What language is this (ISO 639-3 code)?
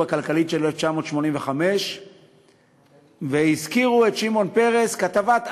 heb